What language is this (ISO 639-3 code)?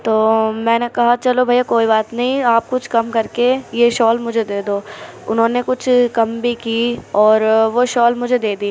urd